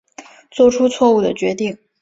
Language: Chinese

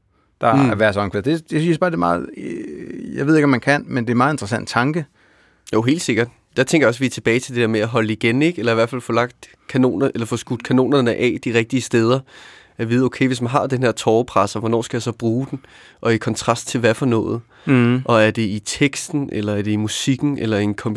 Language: Danish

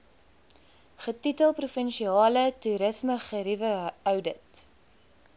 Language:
Afrikaans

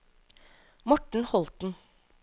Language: Norwegian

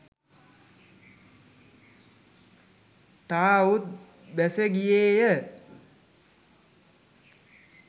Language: Sinhala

